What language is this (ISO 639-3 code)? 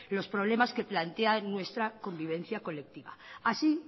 spa